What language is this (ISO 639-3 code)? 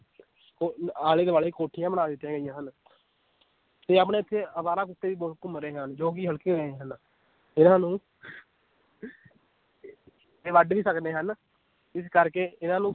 pan